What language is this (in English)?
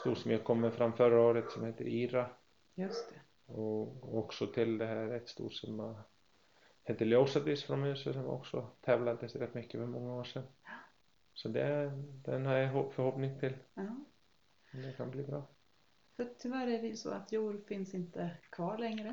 Swedish